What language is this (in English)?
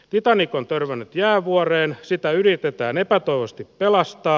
Finnish